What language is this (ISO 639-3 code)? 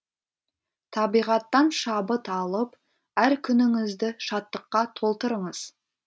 kaz